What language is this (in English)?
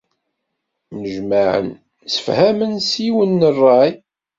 Kabyle